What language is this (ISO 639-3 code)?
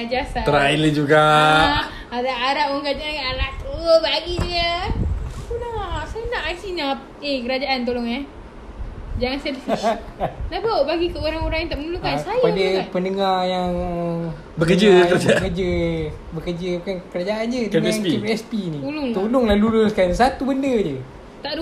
msa